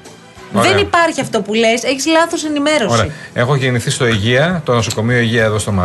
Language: Greek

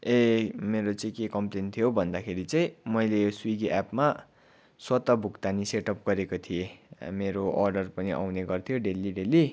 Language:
Nepali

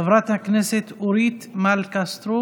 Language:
Hebrew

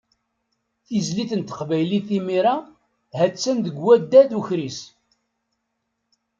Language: Kabyle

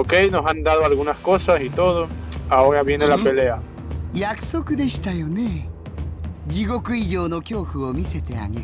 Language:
Spanish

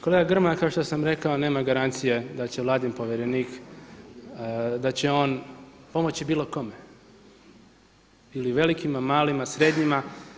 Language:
Croatian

